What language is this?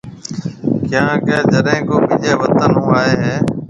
Marwari (Pakistan)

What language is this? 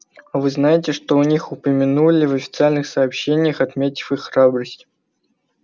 Russian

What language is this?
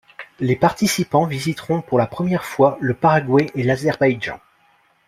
French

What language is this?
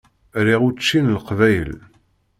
Kabyle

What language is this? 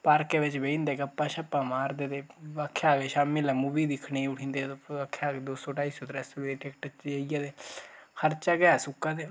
Dogri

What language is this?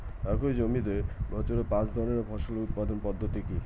Bangla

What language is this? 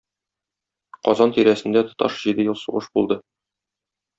Tatar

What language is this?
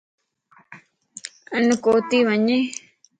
Lasi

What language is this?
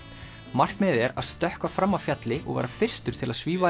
Icelandic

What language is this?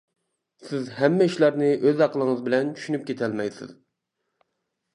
Uyghur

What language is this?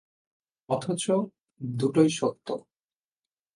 Bangla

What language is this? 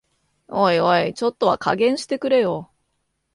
Japanese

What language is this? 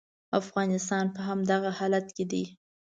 Pashto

